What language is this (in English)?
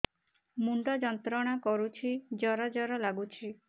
Odia